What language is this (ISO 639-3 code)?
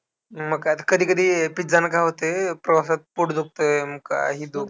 mar